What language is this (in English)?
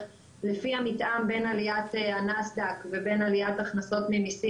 Hebrew